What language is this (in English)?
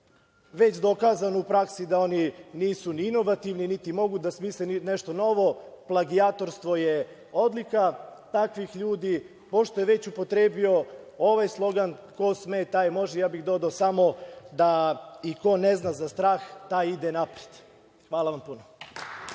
Serbian